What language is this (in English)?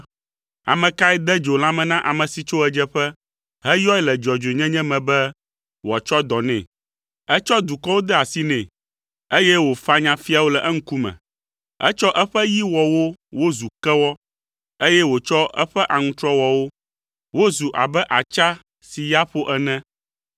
Ewe